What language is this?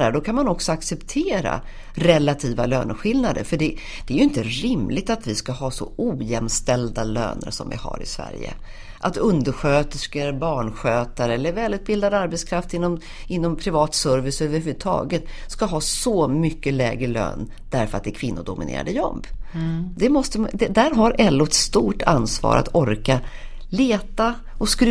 Swedish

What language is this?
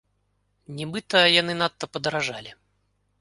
Belarusian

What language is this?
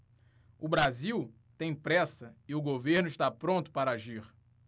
Portuguese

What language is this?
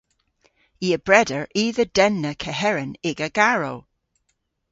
Cornish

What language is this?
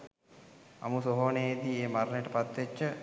Sinhala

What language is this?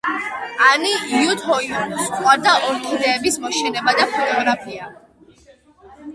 Georgian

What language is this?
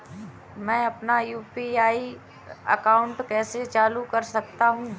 Hindi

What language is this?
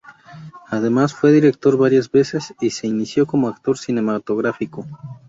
Spanish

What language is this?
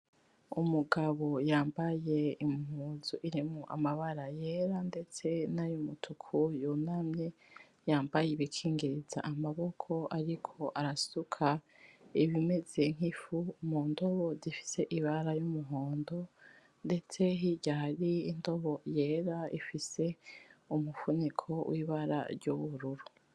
Rundi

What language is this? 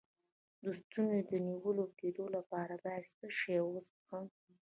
Pashto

